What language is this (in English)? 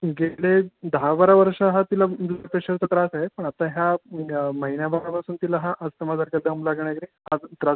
Marathi